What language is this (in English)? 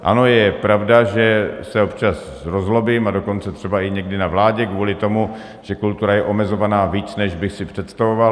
Czech